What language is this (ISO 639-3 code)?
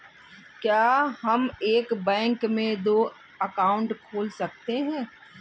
hin